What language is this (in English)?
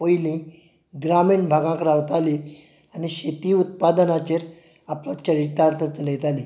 Konkani